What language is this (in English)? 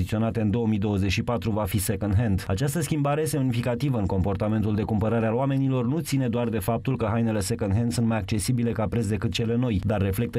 Romanian